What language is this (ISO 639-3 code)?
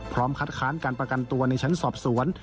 tha